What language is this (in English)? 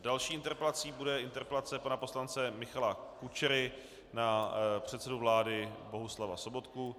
Czech